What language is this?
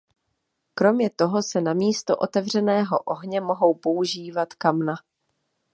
Czech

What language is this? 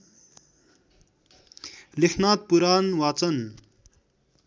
Nepali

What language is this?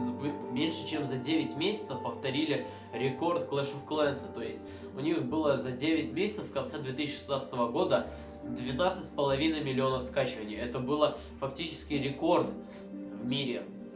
Russian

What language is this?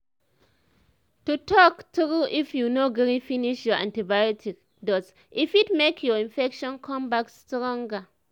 Nigerian Pidgin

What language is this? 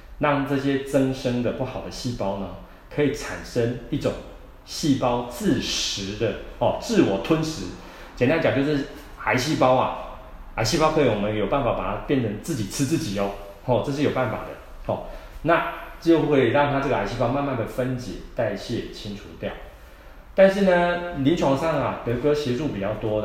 Chinese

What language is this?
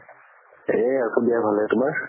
Assamese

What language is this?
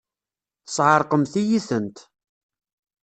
Kabyle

